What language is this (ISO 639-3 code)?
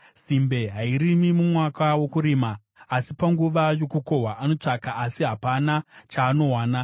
sna